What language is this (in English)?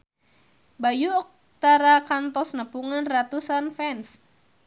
Sundanese